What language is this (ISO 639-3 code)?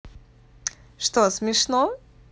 rus